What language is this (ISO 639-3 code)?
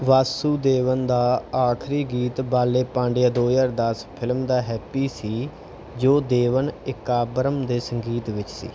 pan